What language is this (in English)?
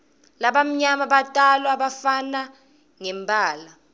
Swati